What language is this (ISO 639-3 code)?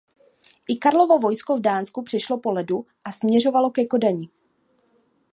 ces